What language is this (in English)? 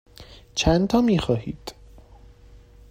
Persian